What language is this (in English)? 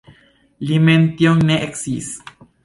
Esperanto